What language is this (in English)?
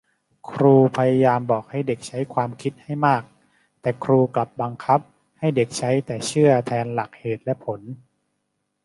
Thai